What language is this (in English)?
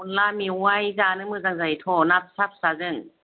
Bodo